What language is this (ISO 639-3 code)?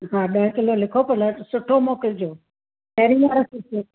snd